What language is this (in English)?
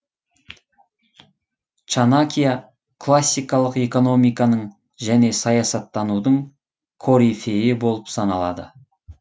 Kazakh